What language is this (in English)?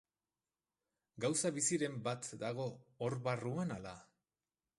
Basque